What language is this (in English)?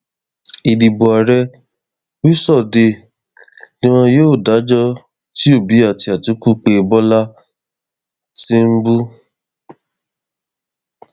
Yoruba